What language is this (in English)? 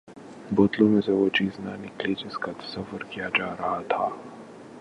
Urdu